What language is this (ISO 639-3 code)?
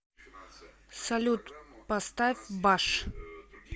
rus